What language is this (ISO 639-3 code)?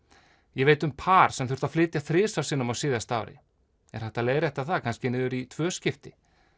isl